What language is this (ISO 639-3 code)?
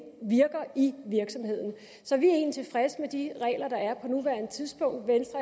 dan